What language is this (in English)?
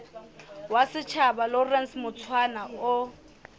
Southern Sotho